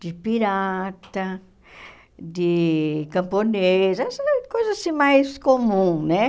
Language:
Portuguese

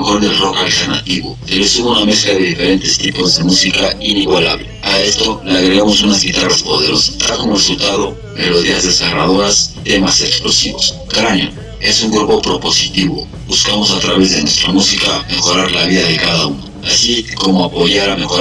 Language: Spanish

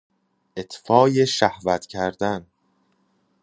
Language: Persian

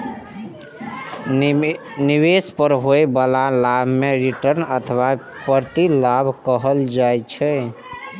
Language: Maithili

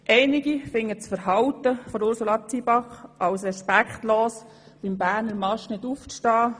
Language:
Swiss German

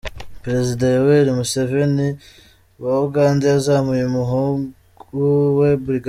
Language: Kinyarwanda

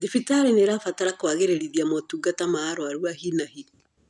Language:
Kikuyu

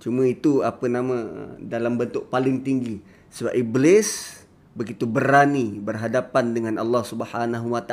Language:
Malay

